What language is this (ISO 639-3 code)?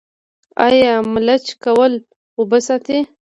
pus